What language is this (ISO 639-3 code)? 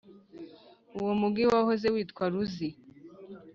kin